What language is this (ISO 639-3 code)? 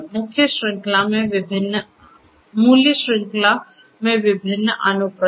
hin